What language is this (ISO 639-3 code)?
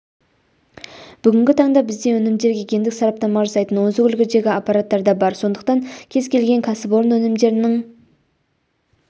kaz